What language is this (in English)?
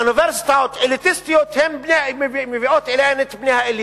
Hebrew